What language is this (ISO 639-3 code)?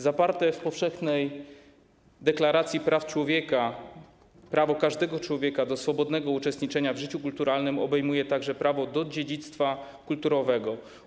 pol